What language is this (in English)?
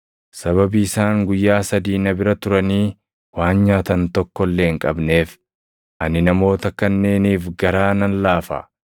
Oromo